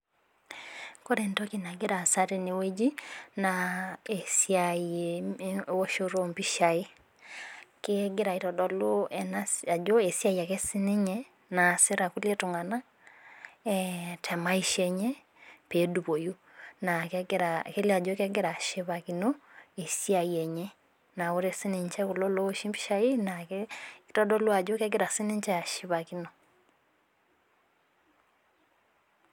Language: Masai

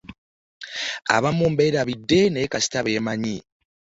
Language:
Ganda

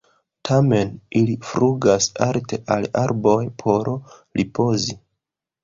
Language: Esperanto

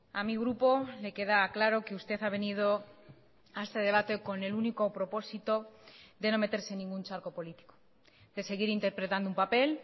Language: Spanish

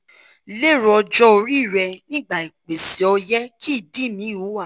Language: Yoruba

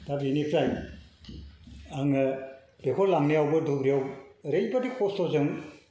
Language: Bodo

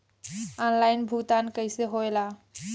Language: Bhojpuri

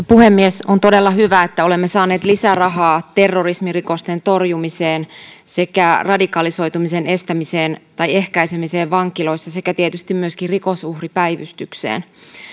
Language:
Finnish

